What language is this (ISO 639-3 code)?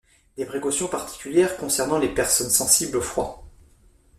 fra